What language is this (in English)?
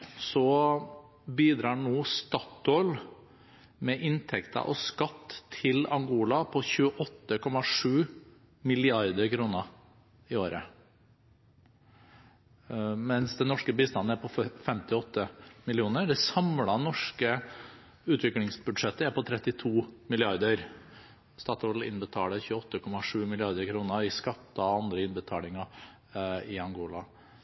Norwegian Bokmål